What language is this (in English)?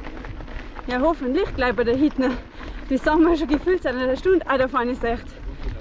German